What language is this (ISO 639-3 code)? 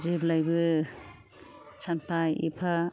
brx